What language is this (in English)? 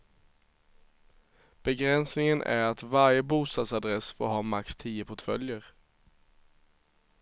Swedish